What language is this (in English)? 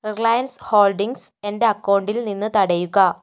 Malayalam